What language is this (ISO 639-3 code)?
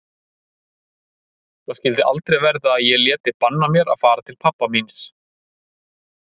isl